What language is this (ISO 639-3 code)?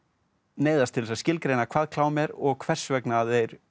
isl